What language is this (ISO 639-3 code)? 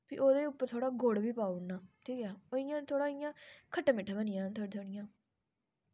doi